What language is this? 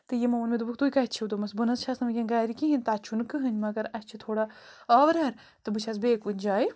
Kashmiri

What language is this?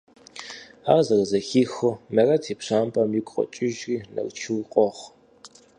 Kabardian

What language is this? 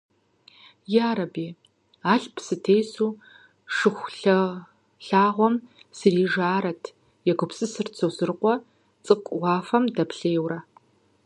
Kabardian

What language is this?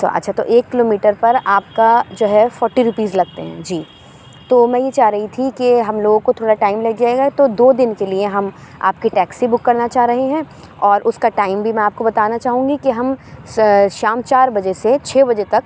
Urdu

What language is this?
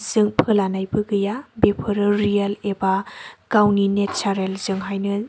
Bodo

